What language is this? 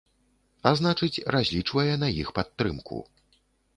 Belarusian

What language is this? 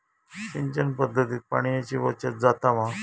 Marathi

